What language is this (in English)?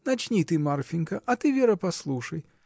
Russian